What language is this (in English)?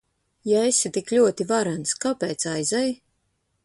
Latvian